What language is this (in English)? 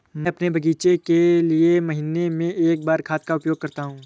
Hindi